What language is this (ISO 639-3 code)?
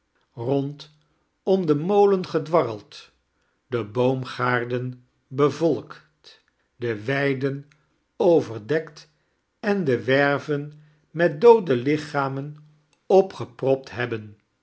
nld